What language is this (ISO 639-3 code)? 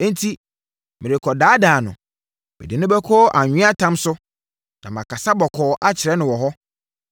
aka